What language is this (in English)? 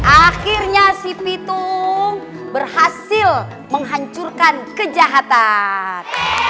Indonesian